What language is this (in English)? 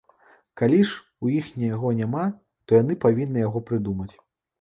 Belarusian